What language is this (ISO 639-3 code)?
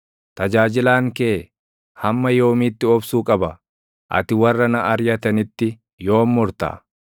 orm